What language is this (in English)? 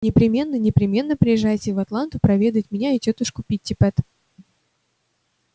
Russian